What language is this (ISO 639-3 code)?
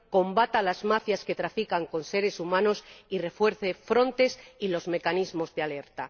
spa